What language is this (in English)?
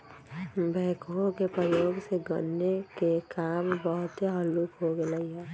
Magahi